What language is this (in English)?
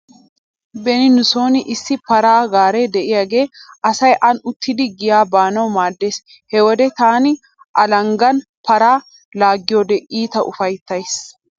Wolaytta